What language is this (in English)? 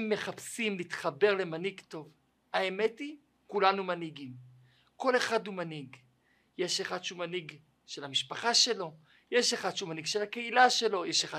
Hebrew